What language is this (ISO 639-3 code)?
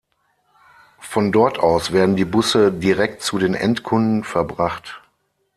deu